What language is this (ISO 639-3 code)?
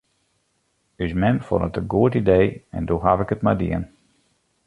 fry